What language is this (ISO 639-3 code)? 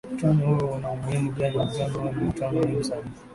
swa